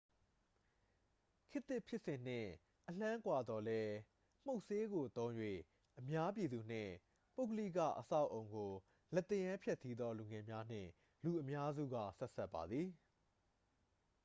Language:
Burmese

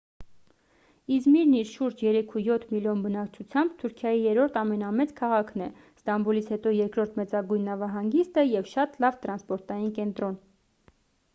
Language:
Armenian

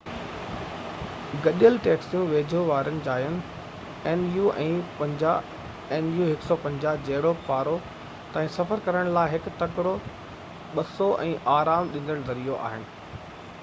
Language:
Sindhi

